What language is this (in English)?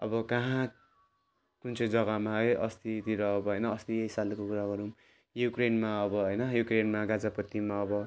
Nepali